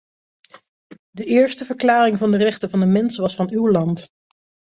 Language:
Dutch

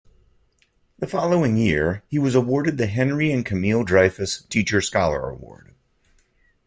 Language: English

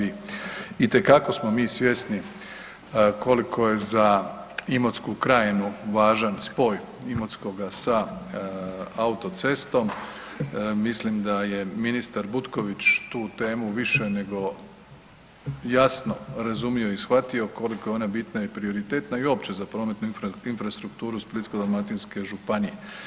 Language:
Croatian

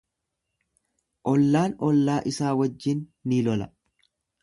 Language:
Oromo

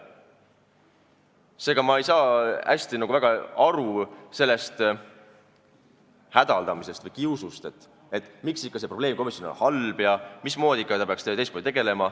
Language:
Estonian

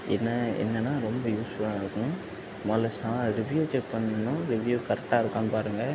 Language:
Tamil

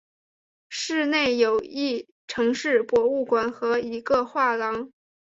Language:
Chinese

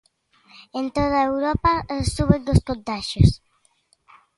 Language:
Galician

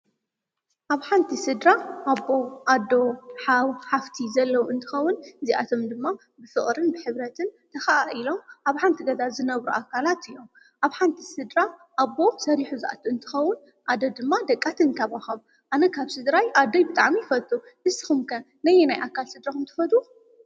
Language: Tigrinya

